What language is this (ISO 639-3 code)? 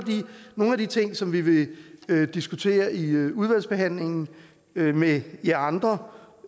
dan